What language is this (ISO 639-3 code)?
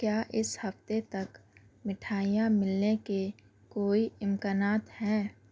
urd